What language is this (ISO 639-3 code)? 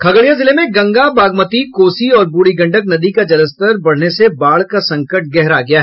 hin